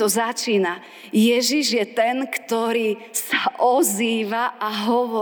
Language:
Slovak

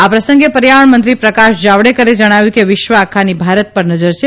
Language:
Gujarati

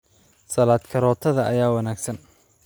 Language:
Somali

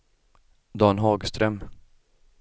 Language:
Swedish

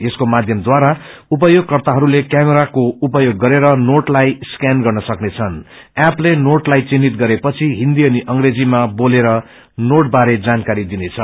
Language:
Nepali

